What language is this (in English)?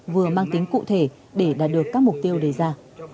Vietnamese